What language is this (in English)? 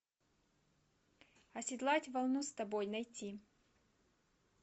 Russian